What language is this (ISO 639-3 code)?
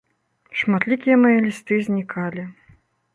bel